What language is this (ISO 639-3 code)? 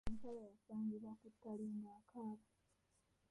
lug